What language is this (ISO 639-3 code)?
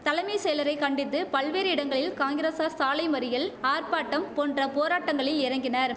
tam